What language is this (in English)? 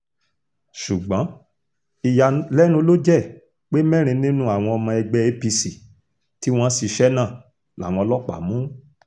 Yoruba